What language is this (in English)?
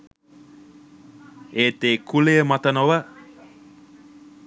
Sinhala